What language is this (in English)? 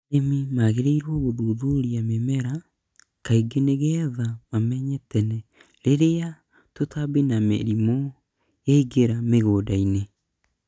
Kikuyu